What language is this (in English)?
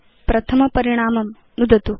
Sanskrit